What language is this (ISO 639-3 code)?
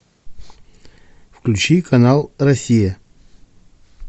rus